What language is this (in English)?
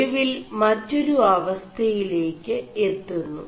Malayalam